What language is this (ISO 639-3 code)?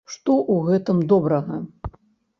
bel